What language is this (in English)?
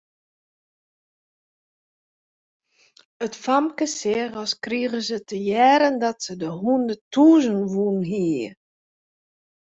Western Frisian